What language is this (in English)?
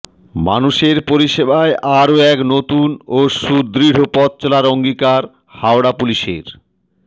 Bangla